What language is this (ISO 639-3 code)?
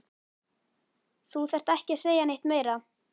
isl